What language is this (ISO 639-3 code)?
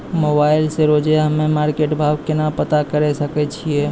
mai